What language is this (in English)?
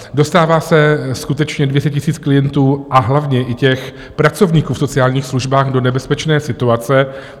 Czech